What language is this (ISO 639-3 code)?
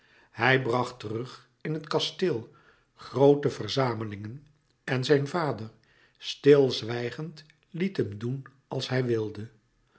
nld